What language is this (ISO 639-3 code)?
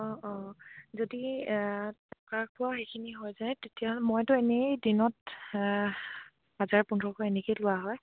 asm